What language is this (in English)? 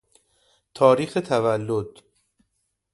Persian